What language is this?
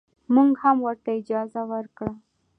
Pashto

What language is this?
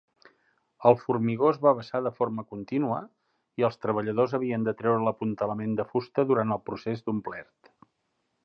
Catalan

